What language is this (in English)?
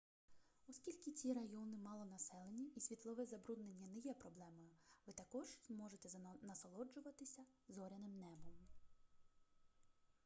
Ukrainian